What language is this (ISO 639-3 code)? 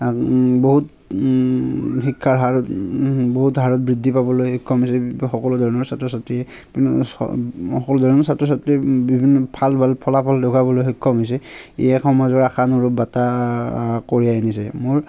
asm